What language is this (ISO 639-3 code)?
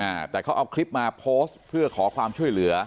tha